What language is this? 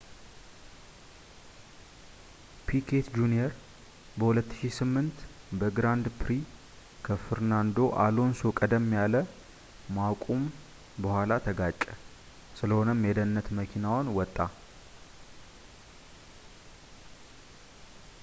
Amharic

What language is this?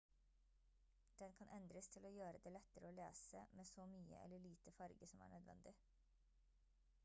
Norwegian Bokmål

